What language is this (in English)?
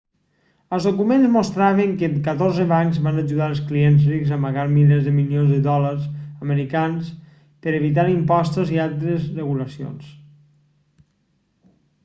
Catalan